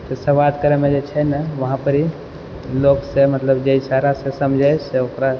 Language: Maithili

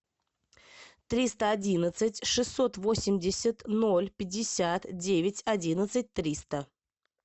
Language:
Russian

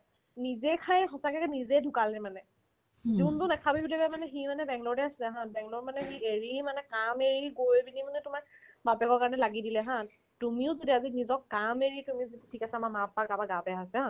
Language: Assamese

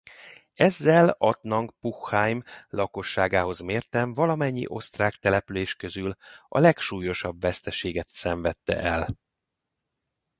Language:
Hungarian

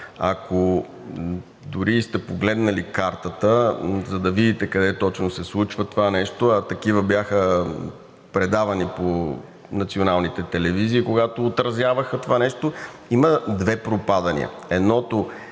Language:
Bulgarian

